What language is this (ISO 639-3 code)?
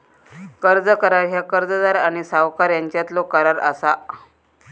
mar